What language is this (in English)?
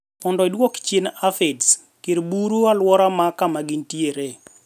Luo (Kenya and Tanzania)